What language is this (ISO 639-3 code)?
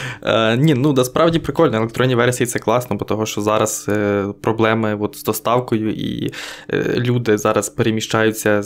ukr